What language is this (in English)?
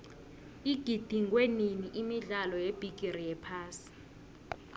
South Ndebele